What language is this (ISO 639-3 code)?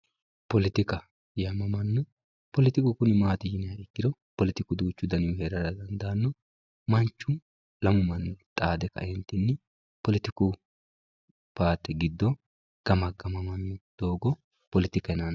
sid